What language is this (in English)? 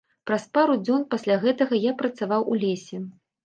Belarusian